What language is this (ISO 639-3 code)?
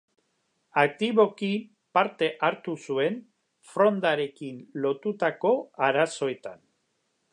eus